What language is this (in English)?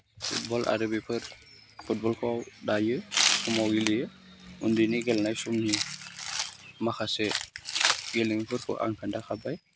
Bodo